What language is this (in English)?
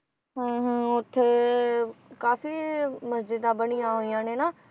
Punjabi